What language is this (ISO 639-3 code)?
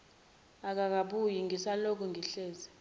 zul